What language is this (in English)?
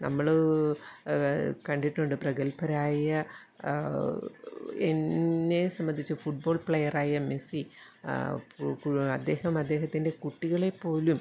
Malayalam